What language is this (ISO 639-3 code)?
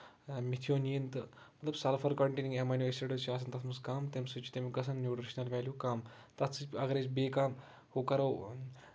kas